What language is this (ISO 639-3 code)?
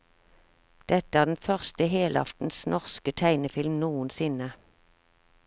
nor